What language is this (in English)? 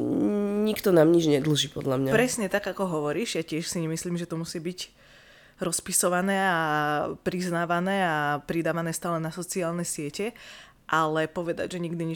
Slovak